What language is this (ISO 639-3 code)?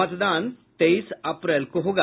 hin